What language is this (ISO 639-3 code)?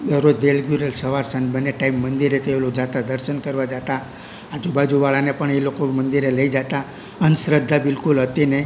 guj